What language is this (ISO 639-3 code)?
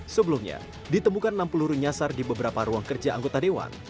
ind